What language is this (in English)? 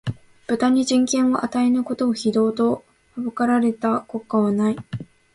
Japanese